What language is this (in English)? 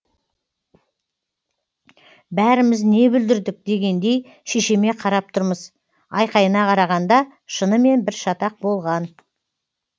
Kazakh